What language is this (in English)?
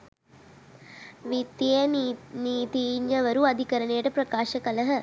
Sinhala